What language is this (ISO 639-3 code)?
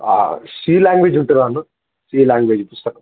tel